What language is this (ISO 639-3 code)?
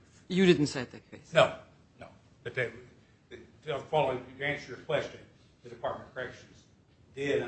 eng